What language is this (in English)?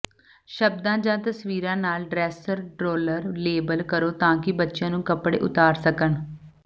Punjabi